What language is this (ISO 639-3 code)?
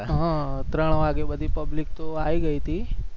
guj